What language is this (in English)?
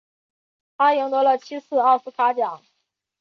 Chinese